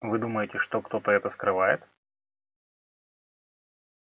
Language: Russian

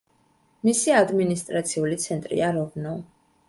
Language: Georgian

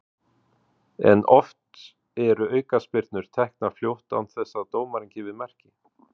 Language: Icelandic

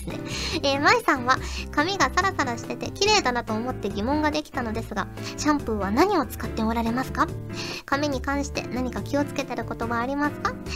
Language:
Japanese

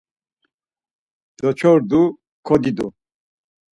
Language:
Laz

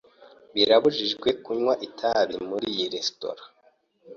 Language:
Kinyarwanda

